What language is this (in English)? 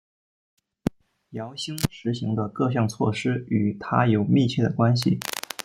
Chinese